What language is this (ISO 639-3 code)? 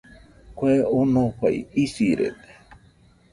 hux